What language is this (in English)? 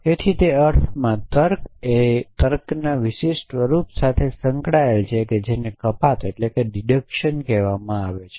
Gujarati